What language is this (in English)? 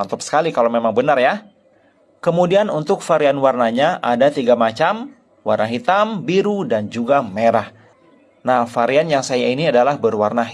Indonesian